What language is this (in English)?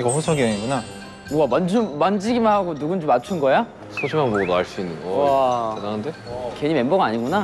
Korean